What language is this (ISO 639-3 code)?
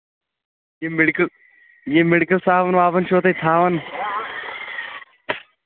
kas